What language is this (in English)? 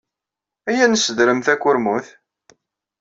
Kabyle